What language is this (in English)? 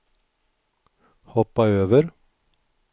Swedish